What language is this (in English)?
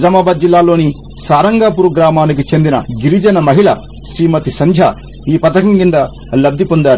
Telugu